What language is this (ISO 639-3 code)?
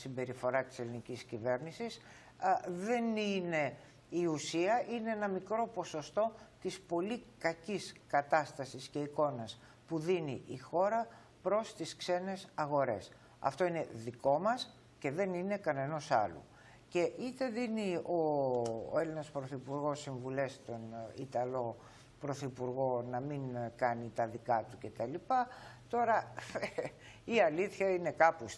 ell